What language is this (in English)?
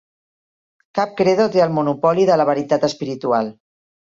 Catalan